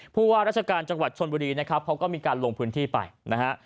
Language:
Thai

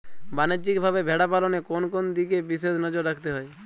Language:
Bangla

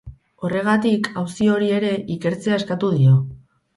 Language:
Basque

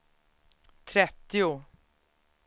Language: Swedish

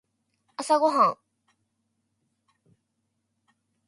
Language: Japanese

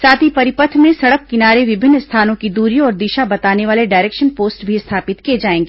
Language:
Hindi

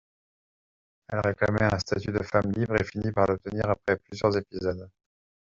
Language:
French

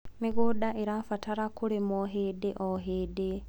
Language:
Kikuyu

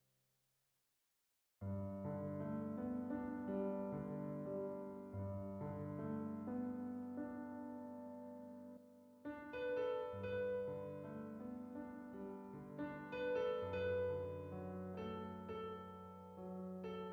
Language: Korean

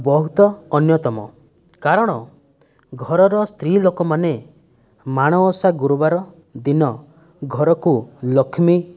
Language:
Odia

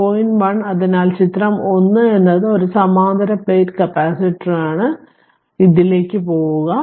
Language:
Malayalam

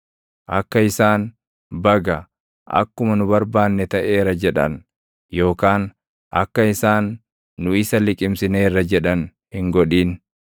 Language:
Oromo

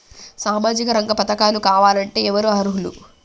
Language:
Telugu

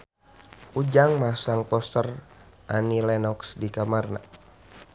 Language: Sundanese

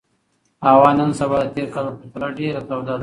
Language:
Pashto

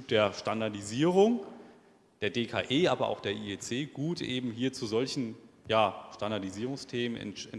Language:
German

